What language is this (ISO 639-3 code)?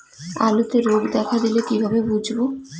ben